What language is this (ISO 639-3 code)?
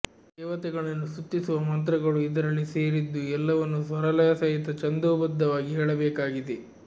kan